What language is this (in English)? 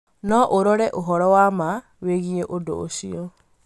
Kikuyu